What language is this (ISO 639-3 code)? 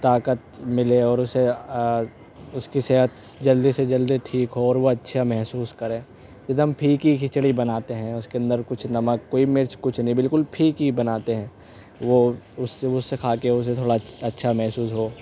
urd